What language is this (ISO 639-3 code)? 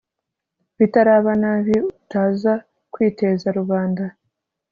kin